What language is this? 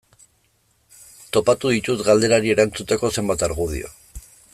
Basque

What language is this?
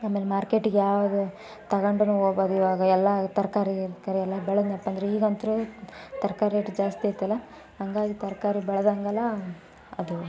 Kannada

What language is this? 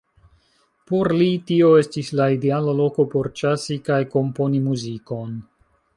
Esperanto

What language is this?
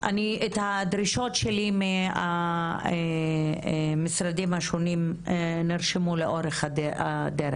Hebrew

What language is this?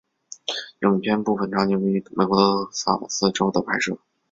Chinese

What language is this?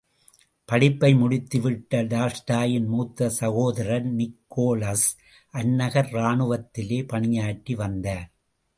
Tamil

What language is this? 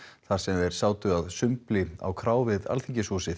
Icelandic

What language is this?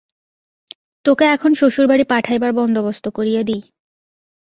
Bangla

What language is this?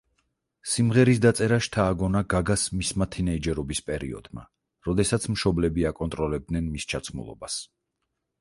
Georgian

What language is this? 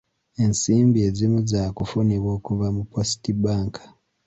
Ganda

